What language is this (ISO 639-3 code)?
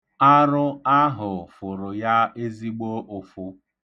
ibo